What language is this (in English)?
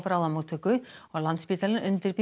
Icelandic